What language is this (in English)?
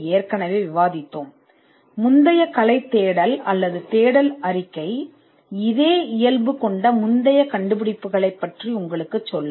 Tamil